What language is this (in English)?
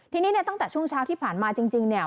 Thai